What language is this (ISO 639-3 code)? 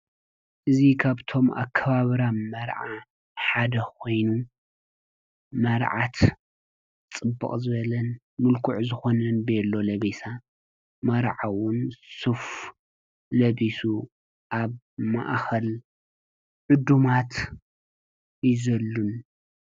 tir